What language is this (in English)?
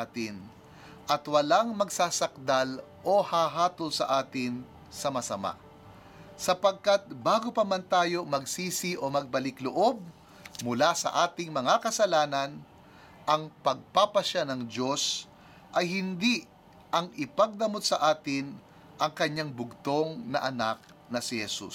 Filipino